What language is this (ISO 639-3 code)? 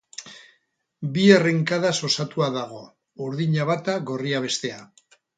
eus